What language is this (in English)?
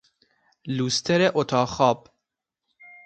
Persian